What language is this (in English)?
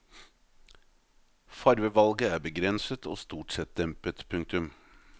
Norwegian